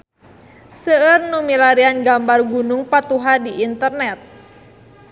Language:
Sundanese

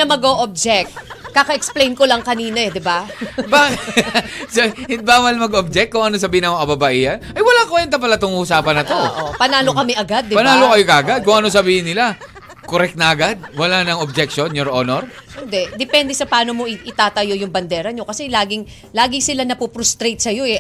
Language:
Filipino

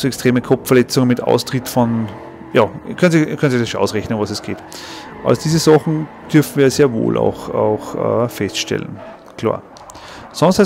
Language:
German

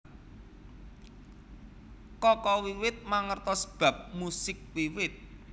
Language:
Javanese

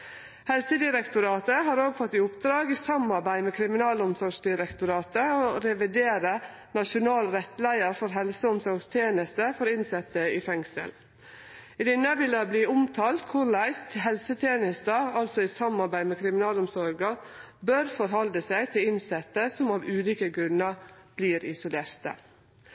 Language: Norwegian Nynorsk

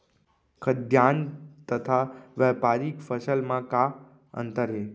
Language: Chhattisgarhi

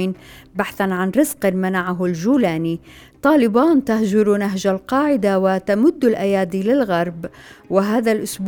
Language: Arabic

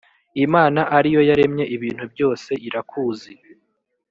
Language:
Kinyarwanda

